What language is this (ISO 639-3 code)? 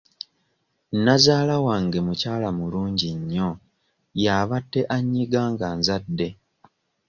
lug